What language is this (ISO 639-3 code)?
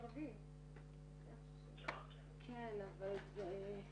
heb